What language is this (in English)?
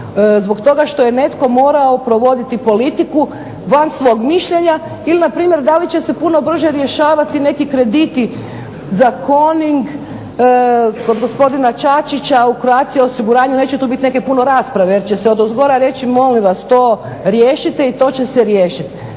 Croatian